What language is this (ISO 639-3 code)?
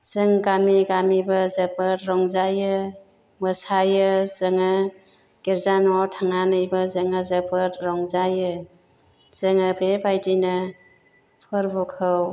brx